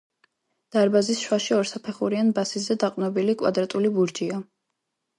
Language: Georgian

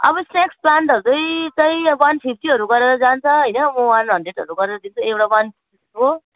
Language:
Nepali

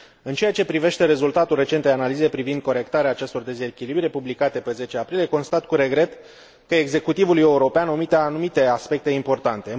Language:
Romanian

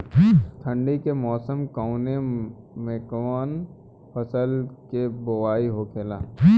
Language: Bhojpuri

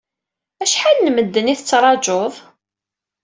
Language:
Kabyle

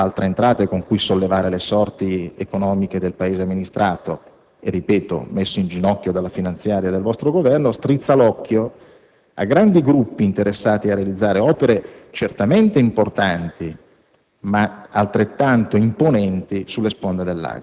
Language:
Italian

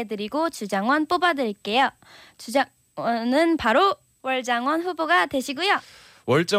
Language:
Korean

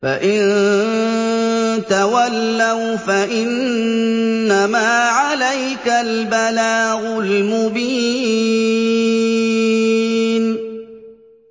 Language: Arabic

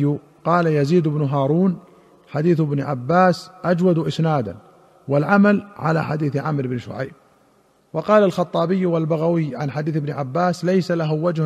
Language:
Arabic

